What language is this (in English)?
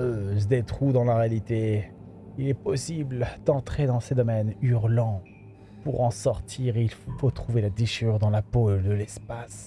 French